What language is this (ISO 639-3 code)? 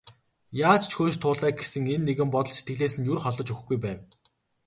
mon